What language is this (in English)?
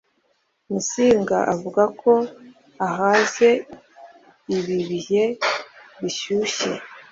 Kinyarwanda